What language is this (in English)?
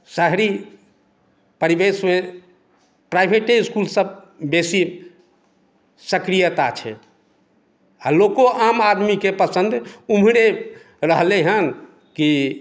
Maithili